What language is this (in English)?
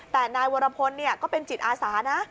Thai